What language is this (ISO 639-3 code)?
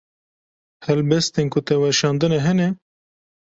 kur